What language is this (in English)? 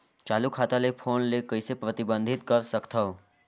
Chhattisgarhi